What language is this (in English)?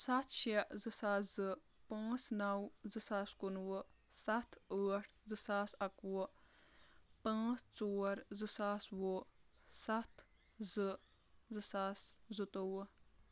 Kashmiri